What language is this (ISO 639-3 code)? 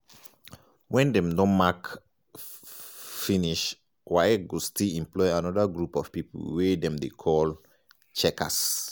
pcm